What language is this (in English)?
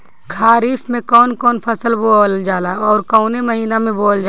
Bhojpuri